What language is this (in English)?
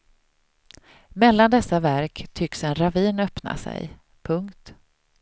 Swedish